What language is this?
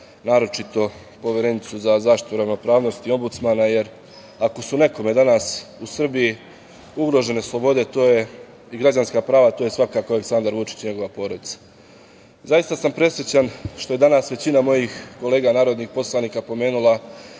Serbian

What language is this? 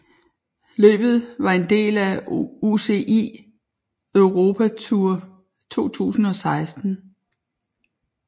Danish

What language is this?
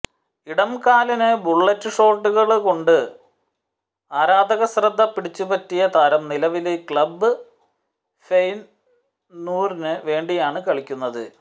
Malayalam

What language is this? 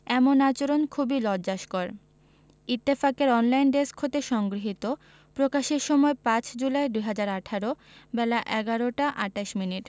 Bangla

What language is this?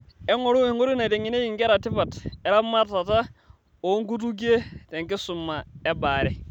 Masai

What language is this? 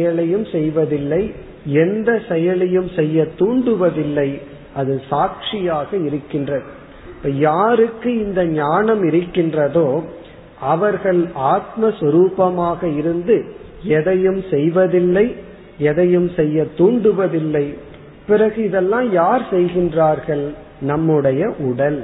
Tamil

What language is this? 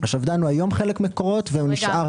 Hebrew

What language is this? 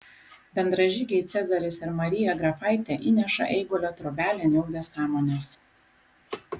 Lithuanian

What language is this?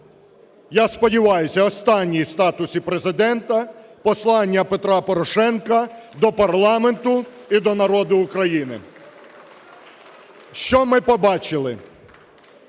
Ukrainian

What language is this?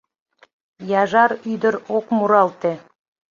Mari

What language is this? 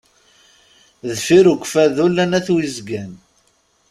Kabyle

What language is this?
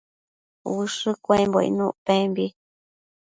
Matsés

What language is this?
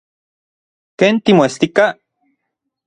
Orizaba Nahuatl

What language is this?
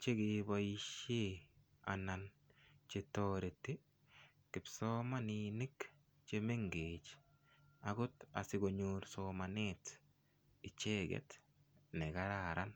Kalenjin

